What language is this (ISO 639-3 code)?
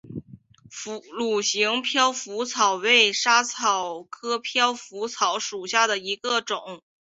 zho